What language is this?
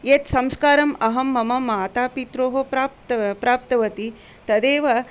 Sanskrit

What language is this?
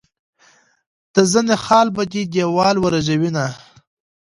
Pashto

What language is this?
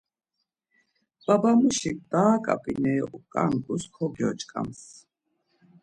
Laz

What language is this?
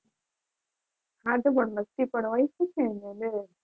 Gujarati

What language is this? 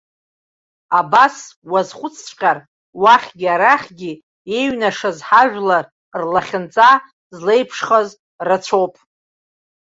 Abkhazian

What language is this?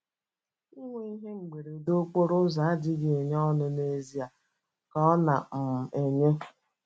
Igbo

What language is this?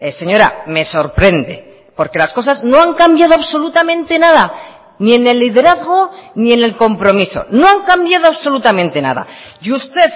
Spanish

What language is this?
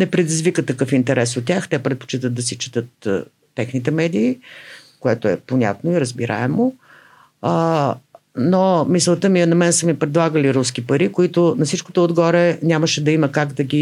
Bulgarian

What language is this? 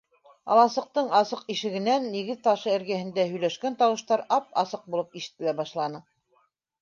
Bashkir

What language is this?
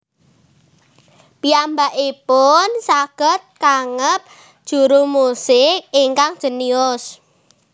Javanese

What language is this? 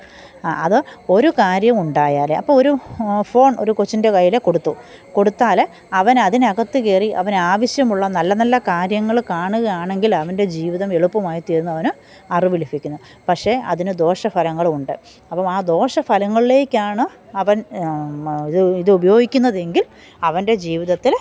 Malayalam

